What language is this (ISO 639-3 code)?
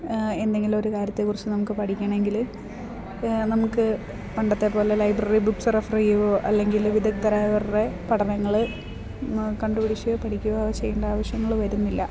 mal